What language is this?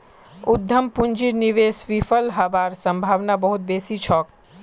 Magahi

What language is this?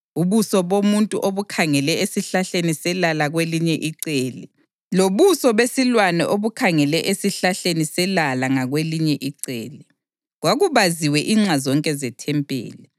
North Ndebele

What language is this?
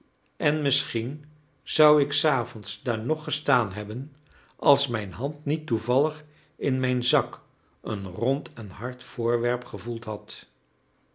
Dutch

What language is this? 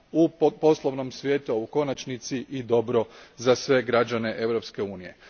Croatian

